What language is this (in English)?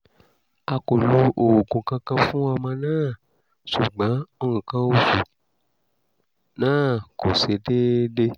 Yoruba